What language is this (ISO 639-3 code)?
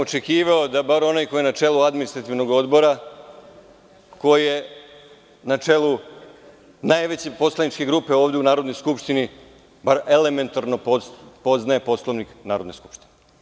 srp